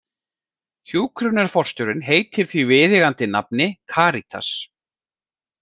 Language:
Icelandic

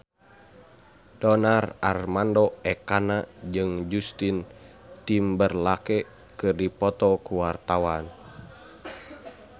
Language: Sundanese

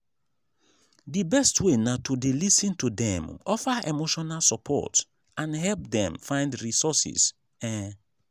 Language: Nigerian Pidgin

